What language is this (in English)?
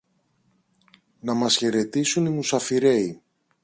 Greek